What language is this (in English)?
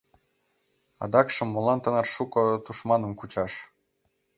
Mari